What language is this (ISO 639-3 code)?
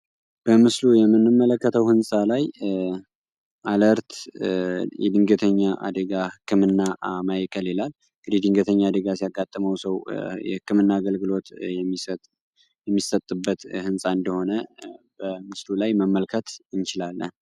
amh